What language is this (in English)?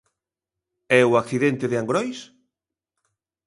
Galician